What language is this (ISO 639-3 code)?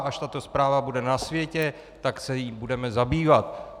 ces